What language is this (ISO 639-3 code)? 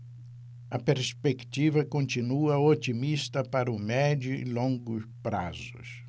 por